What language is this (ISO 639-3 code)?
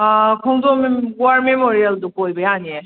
mni